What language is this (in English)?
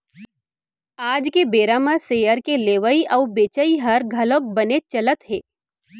Chhattisgarhi